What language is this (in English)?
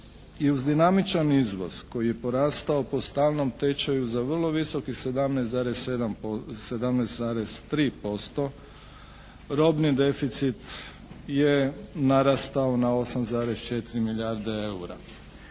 Croatian